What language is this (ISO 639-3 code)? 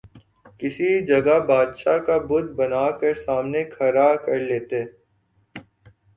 urd